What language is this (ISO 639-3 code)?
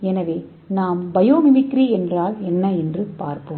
tam